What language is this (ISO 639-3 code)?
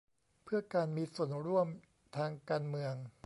tha